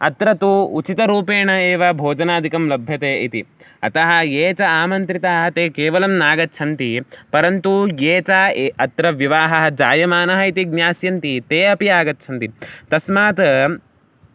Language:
Sanskrit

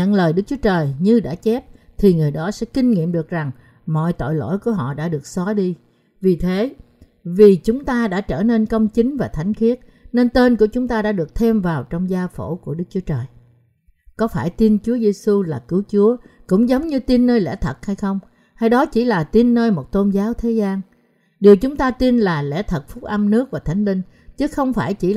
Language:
Vietnamese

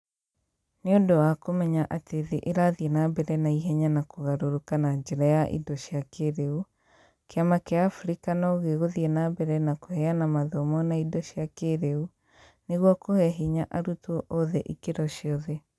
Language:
Kikuyu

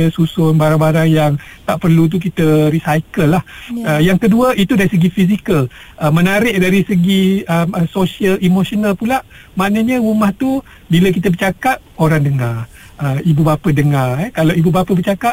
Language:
Malay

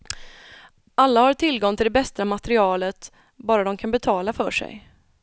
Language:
Swedish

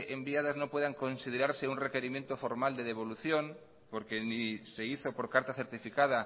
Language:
Spanish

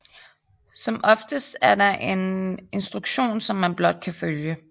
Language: Danish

